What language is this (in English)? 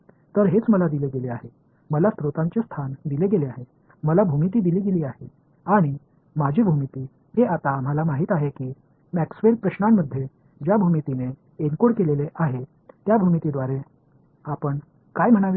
Marathi